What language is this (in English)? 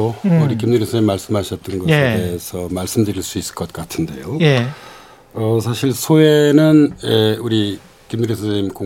Korean